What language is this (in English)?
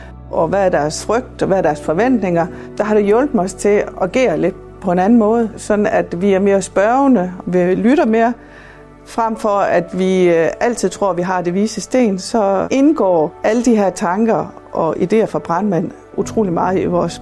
Danish